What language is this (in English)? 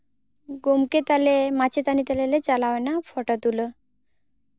Santali